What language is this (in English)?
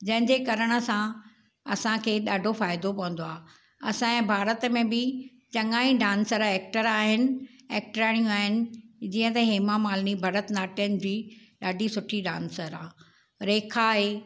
Sindhi